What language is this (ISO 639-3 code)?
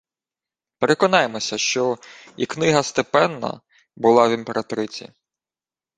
ukr